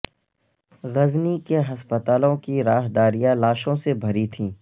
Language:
Urdu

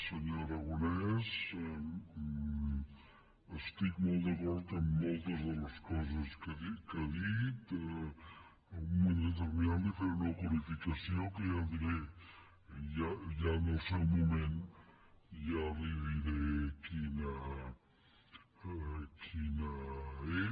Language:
Catalan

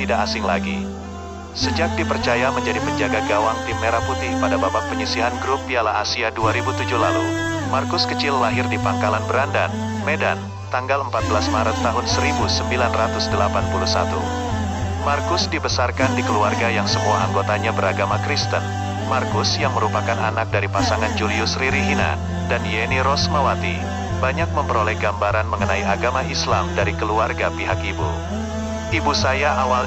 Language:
Indonesian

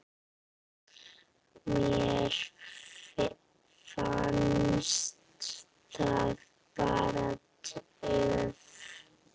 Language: Icelandic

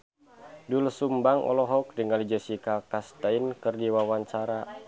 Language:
Sundanese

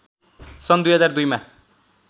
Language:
Nepali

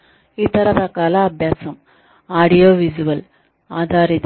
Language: Telugu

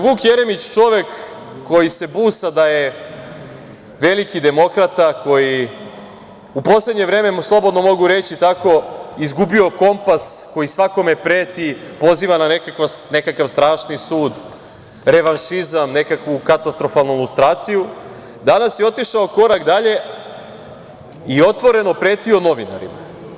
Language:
Serbian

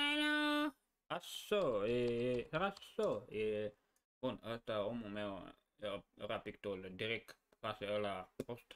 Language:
Romanian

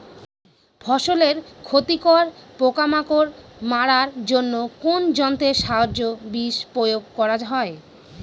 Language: Bangla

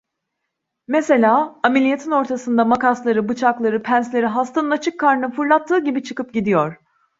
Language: Turkish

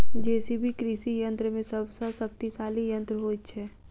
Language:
Maithili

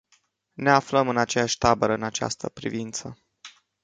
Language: Romanian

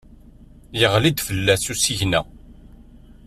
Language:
Kabyle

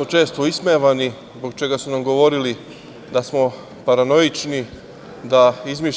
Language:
Serbian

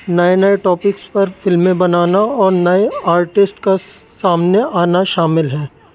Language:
Urdu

